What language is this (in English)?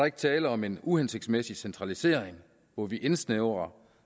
Danish